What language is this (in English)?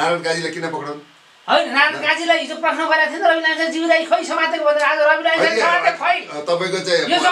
Arabic